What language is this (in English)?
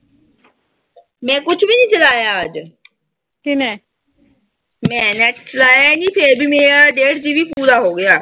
Punjabi